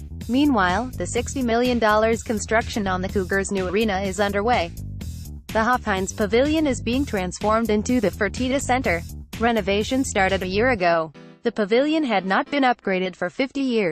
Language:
English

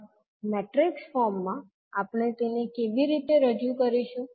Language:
Gujarati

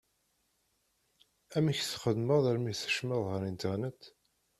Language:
Kabyle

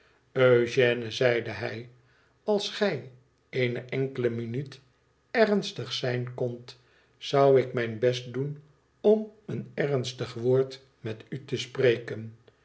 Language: Dutch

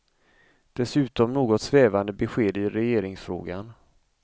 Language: Swedish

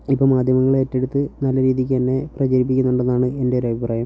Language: Malayalam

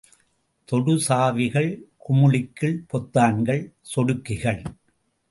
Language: Tamil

